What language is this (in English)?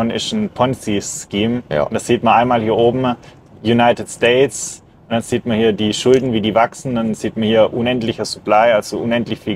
German